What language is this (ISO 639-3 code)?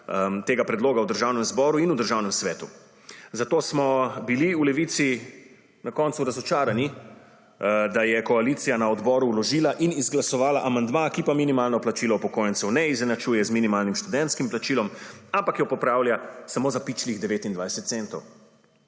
slv